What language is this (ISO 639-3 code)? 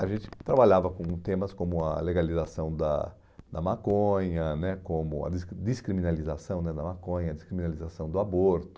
por